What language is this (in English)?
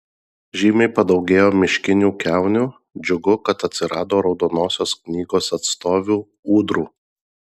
Lithuanian